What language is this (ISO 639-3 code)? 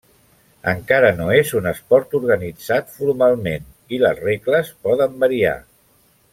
cat